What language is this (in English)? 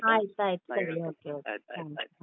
Kannada